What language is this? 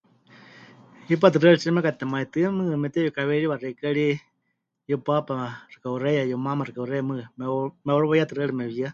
Huichol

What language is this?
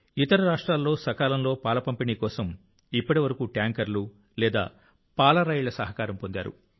Telugu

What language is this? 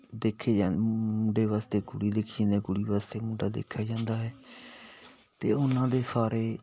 Punjabi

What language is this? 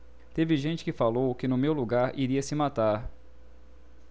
Portuguese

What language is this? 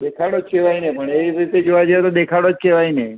Gujarati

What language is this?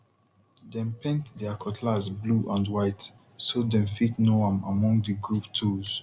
Nigerian Pidgin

